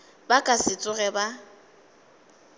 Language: Northern Sotho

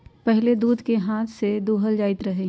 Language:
Magahi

